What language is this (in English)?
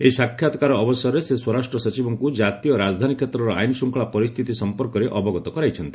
Odia